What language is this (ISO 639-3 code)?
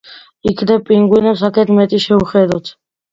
kat